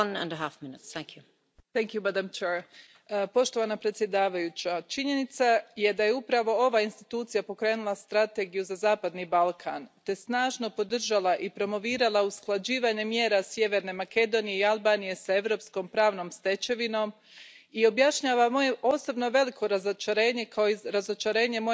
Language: Croatian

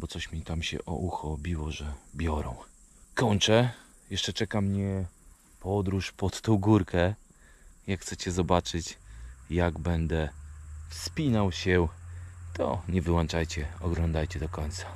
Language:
Polish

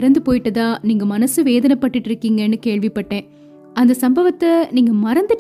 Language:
Tamil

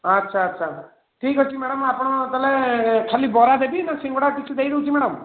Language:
Odia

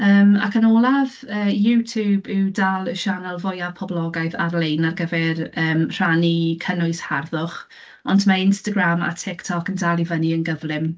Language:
Welsh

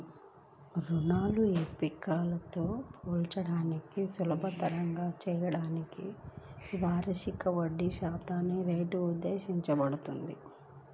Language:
Telugu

